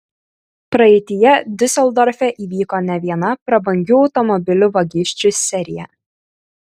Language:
Lithuanian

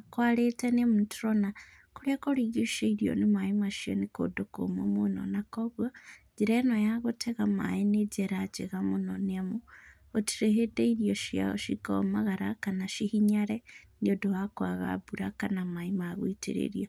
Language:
Kikuyu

